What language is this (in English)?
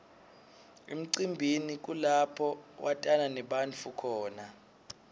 Swati